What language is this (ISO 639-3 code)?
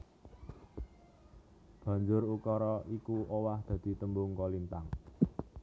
jav